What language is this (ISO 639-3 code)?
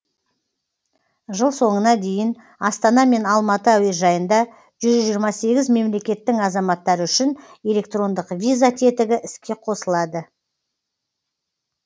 kaz